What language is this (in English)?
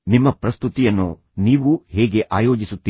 Kannada